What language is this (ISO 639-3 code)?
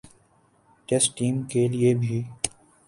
urd